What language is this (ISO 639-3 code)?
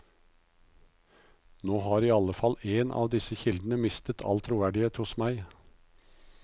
nor